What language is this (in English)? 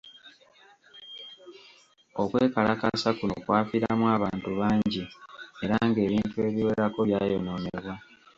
Ganda